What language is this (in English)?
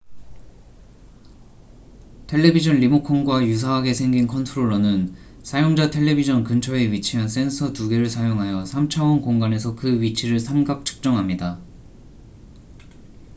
Korean